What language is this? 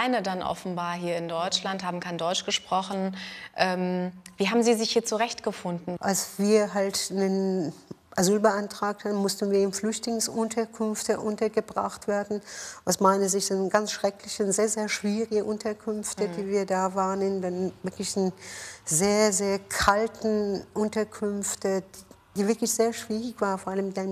German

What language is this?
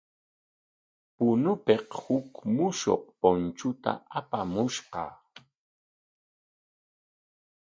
Corongo Ancash Quechua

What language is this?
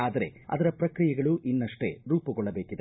Kannada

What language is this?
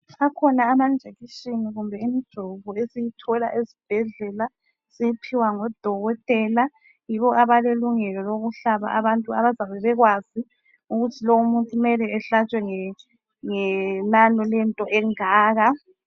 North Ndebele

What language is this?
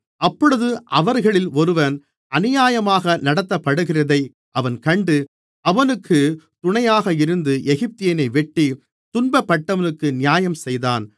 Tamil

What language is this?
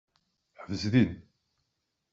Kabyle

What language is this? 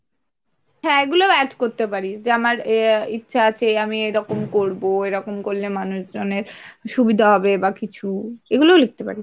Bangla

